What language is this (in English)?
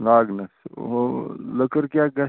Kashmiri